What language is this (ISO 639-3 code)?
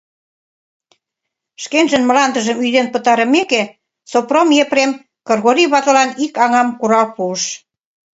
chm